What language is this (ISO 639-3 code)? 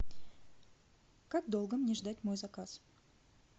rus